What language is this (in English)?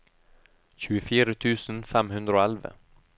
Norwegian